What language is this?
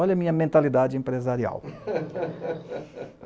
Portuguese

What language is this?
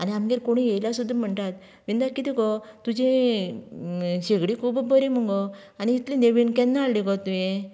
Konkani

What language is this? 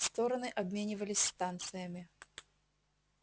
Russian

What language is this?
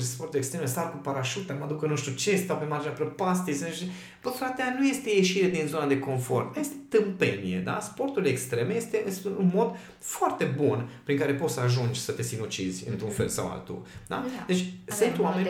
Romanian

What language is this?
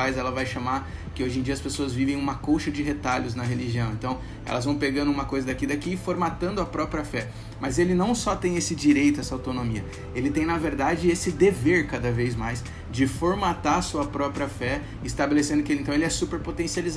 Portuguese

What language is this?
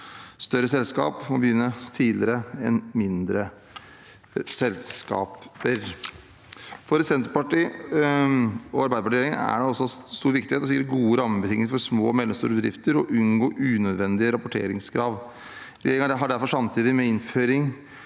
Norwegian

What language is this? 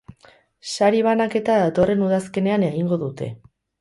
Basque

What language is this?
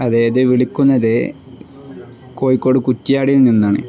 Malayalam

